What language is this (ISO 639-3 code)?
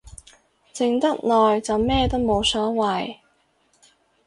yue